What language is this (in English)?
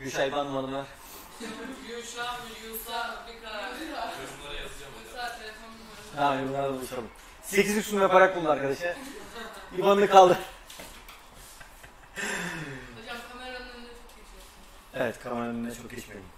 Turkish